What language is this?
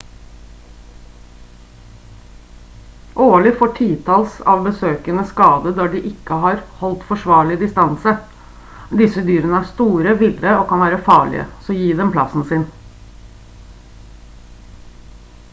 Norwegian Bokmål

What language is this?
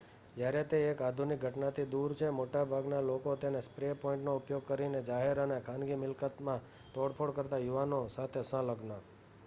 Gujarati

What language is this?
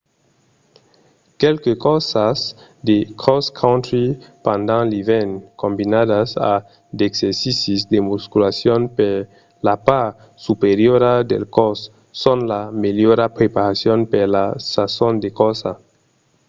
Occitan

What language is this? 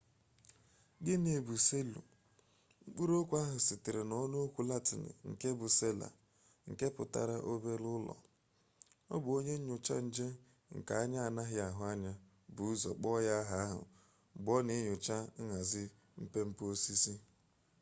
Igbo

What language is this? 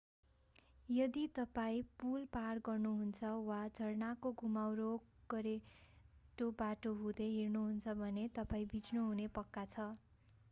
Nepali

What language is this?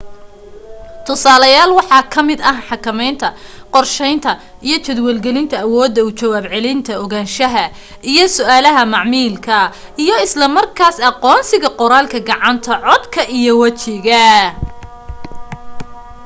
Somali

